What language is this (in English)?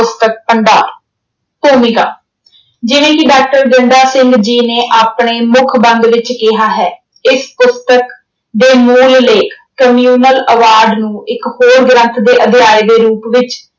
Punjabi